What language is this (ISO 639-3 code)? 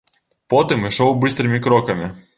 bel